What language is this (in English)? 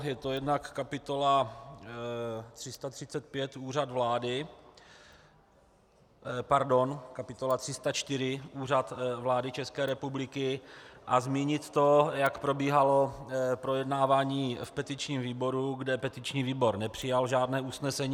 Czech